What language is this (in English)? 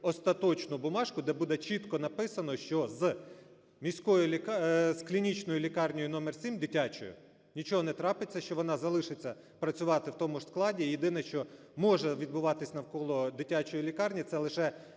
Ukrainian